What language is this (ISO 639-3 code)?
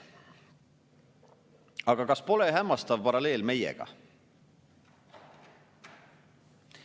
est